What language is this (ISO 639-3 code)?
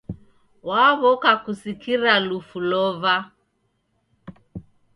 dav